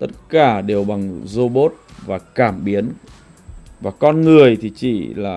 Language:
Vietnamese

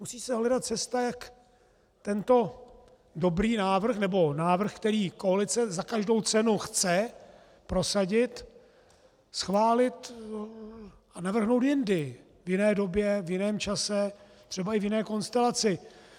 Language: Czech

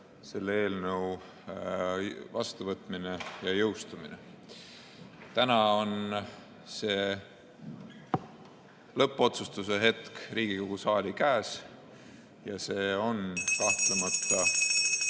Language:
Estonian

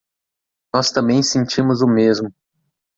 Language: Portuguese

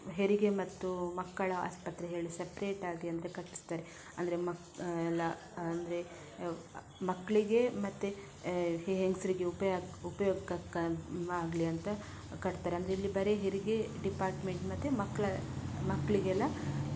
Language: Kannada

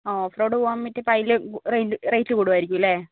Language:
Malayalam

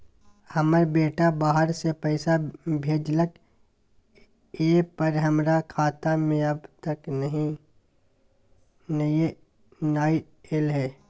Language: Maithili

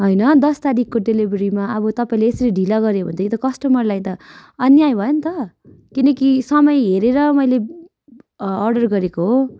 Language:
Nepali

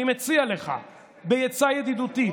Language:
Hebrew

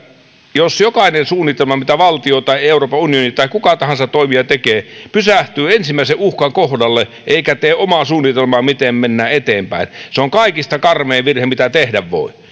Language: Finnish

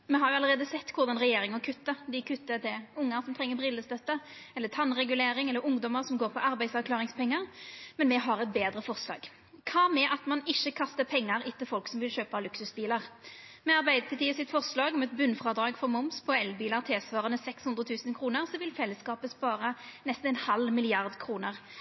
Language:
Norwegian Nynorsk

